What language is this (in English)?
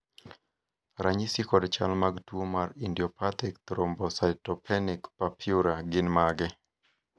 Luo (Kenya and Tanzania)